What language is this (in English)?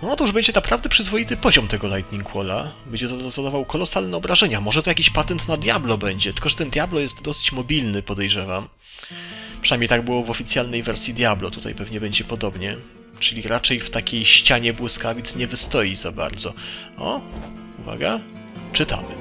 Polish